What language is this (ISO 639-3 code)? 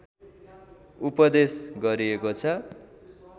nep